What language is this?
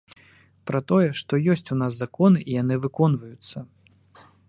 Belarusian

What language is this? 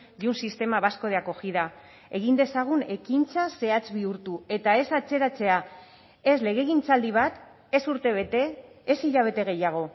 Basque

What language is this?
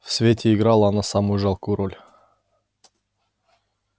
Russian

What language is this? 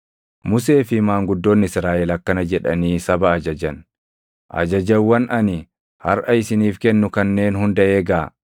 Oromo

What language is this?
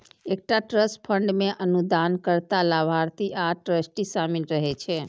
Maithili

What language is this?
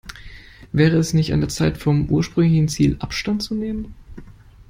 German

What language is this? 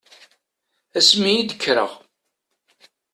Kabyle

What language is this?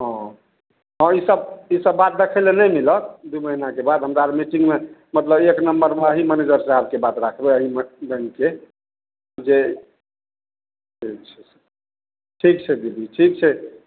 Maithili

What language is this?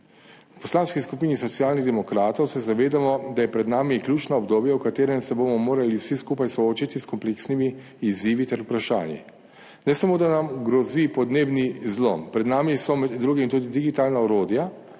Slovenian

